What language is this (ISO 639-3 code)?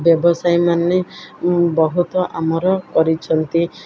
ori